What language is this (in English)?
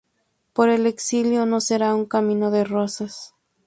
Spanish